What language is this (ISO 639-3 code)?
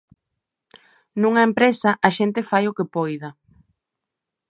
glg